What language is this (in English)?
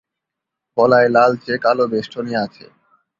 Bangla